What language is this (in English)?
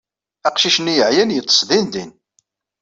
Kabyle